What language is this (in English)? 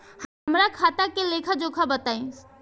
Bhojpuri